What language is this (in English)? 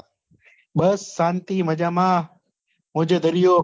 Gujarati